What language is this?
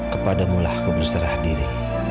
Indonesian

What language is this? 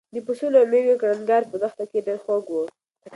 Pashto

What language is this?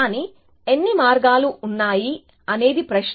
Telugu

